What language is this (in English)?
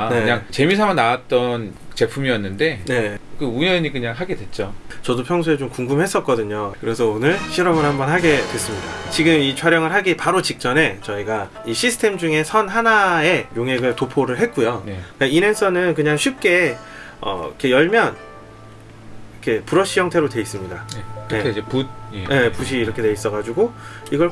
Korean